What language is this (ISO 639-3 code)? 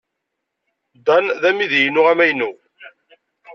kab